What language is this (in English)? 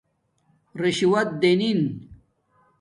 Domaaki